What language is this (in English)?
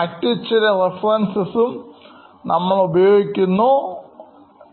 Malayalam